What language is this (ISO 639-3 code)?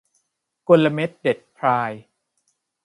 tha